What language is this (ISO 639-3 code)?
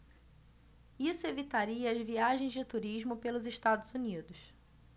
por